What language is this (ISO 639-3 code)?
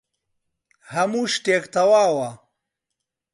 ckb